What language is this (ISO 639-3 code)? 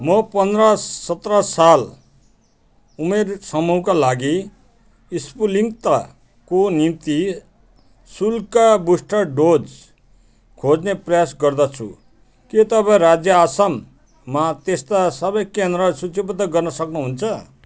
nep